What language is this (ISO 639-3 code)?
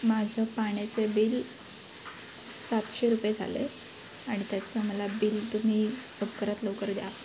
mar